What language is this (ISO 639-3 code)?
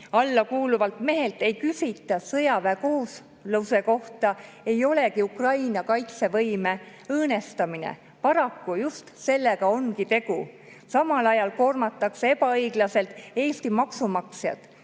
est